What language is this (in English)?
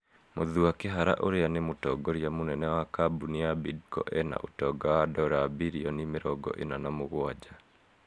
Kikuyu